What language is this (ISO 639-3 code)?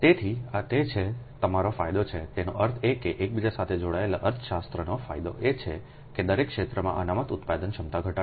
guj